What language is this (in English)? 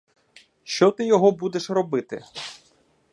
Ukrainian